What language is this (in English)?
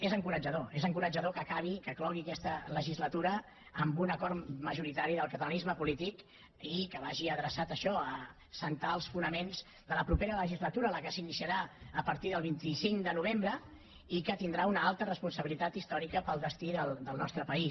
Catalan